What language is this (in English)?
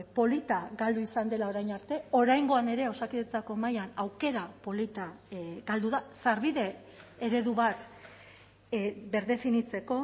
Basque